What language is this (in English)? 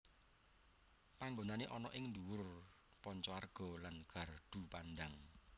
Javanese